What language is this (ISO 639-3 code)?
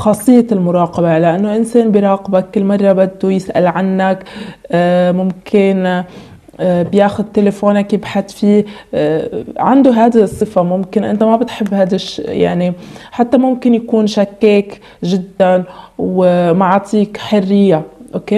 ara